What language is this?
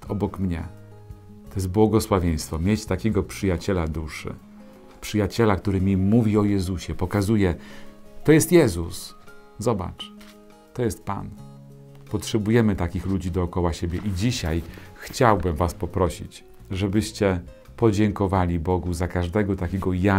Polish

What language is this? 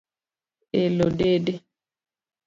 Luo (Kenya and Tanzania)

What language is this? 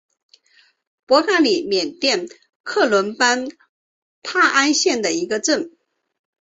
Chinese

